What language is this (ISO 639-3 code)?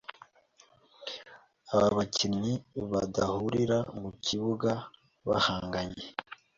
kin